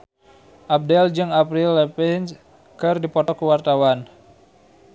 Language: Sundanese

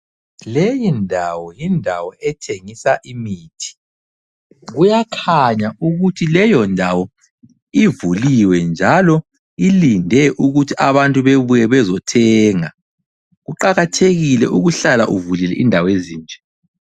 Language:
North Ndebele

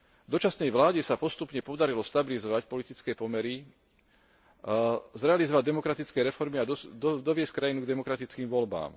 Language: Slovak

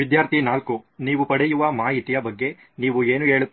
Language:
Kannada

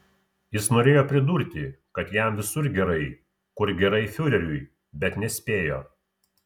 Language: Lithuanian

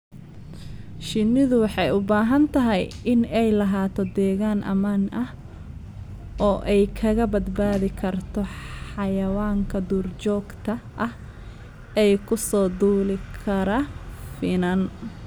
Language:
Somali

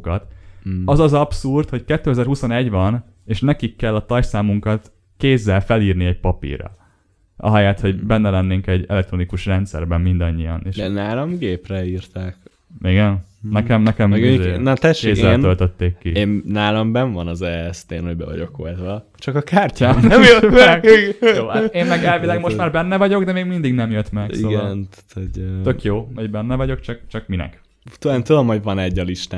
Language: Hungarian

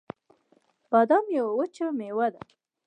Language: Pashto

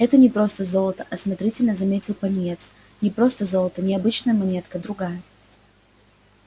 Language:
Russian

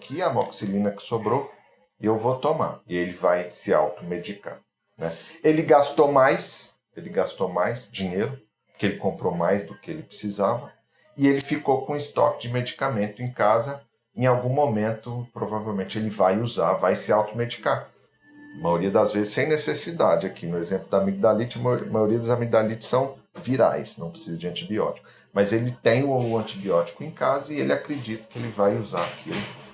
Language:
Portuguese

